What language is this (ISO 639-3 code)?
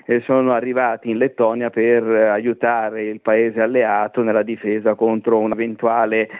ita